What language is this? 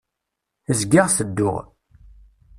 Kabyle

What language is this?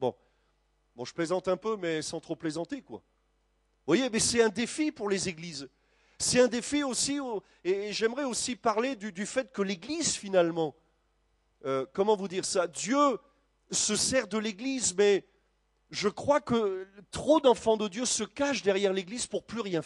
French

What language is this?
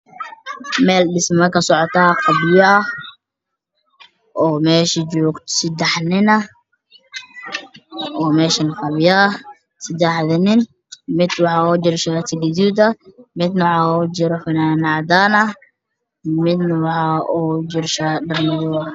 Somali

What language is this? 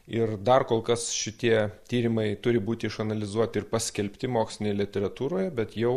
Lithuanian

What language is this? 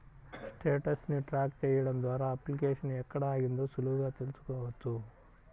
Telugu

